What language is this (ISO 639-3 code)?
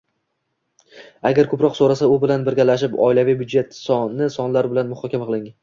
uzb